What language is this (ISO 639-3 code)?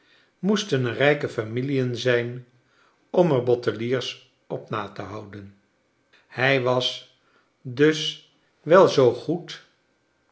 nld